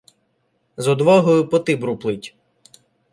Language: Ukrainian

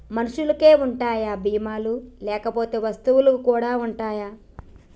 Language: Telugu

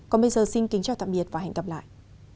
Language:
Vietnamese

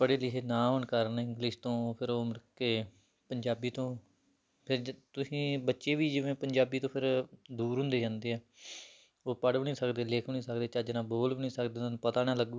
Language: Punjabi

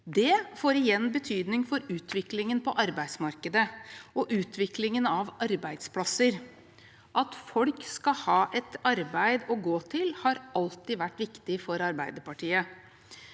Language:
Norwegian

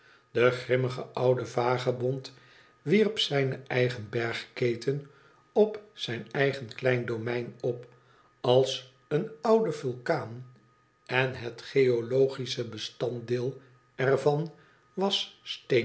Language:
Dutch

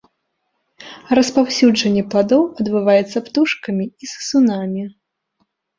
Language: Belarusian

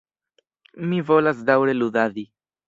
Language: Esperanto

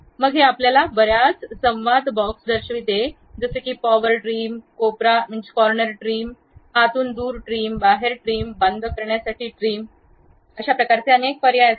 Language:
Marathi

